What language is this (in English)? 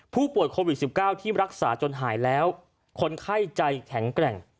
Thai